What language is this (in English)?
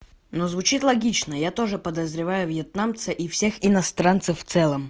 Russian